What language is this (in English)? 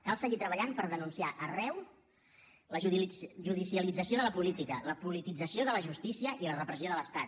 Catalan